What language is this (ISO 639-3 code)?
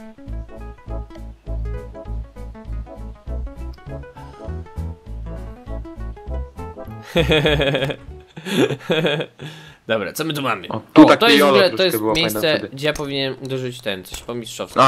pol